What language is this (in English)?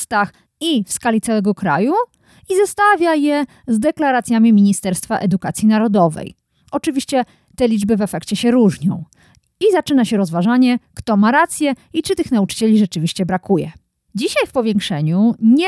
Polish